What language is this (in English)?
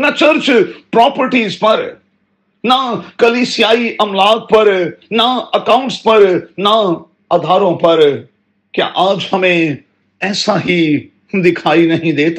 Urdu